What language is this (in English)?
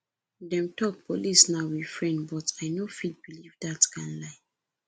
Nigerian Pidgin